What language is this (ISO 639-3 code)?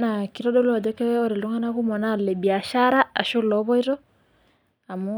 mas